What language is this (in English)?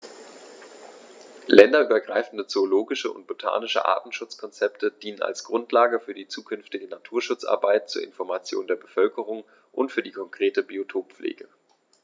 German